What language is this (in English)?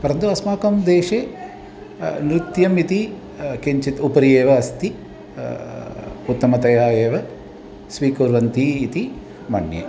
Sanskrit